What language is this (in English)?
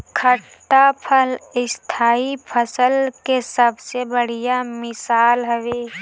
Bhojpuri